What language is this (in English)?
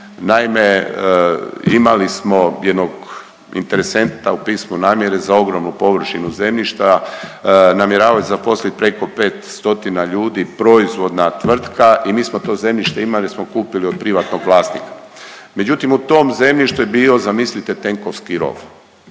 Croatian